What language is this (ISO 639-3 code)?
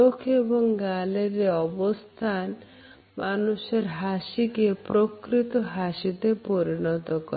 ben